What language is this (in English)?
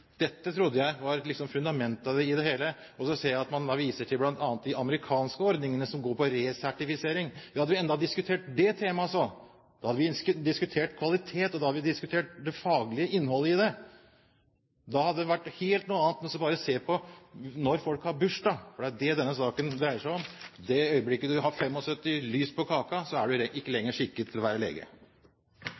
Norwegian Bokmål